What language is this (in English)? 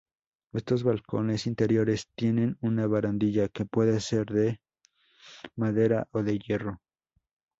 Spanish